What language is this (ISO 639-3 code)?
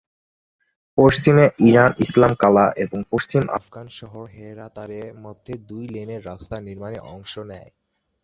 ben